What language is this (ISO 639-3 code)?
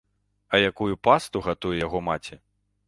bel